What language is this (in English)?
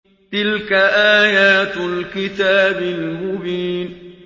Arabic